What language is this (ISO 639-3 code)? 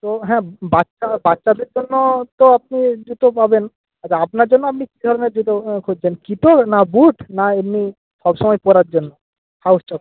ben